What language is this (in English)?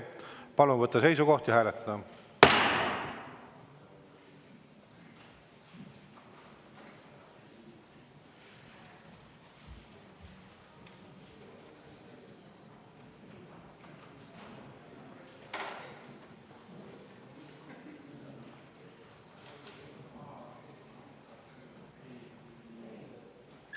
Estonian